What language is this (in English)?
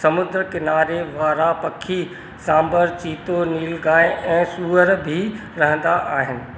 Sindhi